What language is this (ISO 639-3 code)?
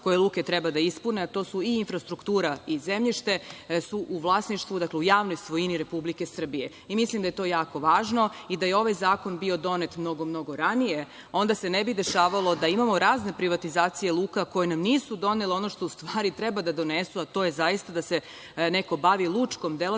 srp